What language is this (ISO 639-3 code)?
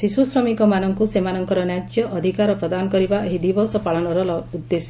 ori